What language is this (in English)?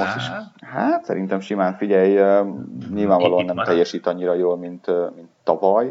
Hungarian